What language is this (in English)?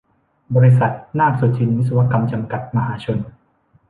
Thai